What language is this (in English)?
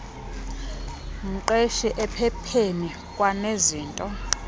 Xhosa